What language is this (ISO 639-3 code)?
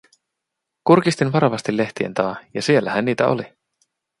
fin